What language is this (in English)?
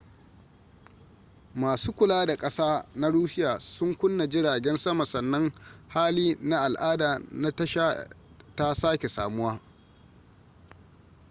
Hausa